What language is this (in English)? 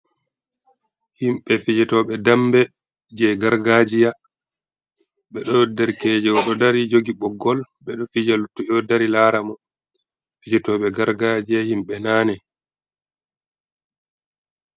Fula